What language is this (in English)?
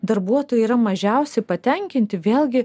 Lithuanian